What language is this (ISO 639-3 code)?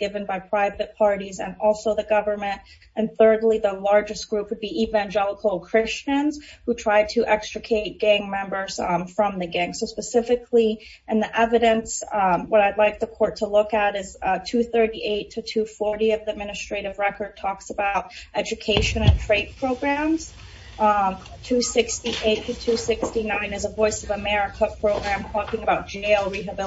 eng